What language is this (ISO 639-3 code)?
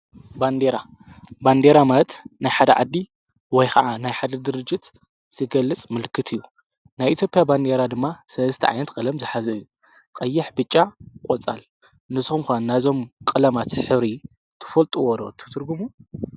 tir